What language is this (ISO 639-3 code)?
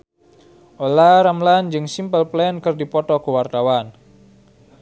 sun